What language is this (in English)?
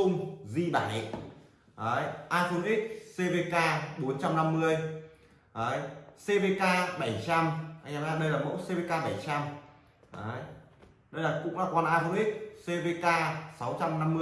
Vietnamese